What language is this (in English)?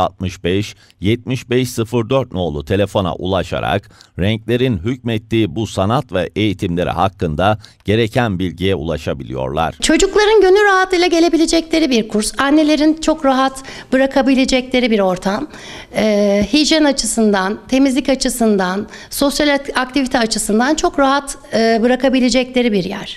Turkish